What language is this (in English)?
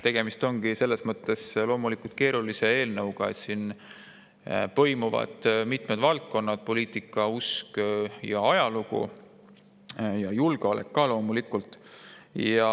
Estonian